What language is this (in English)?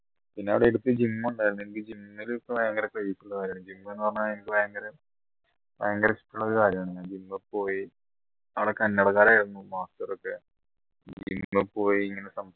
Malayalam